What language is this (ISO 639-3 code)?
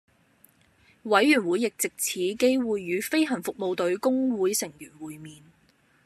yue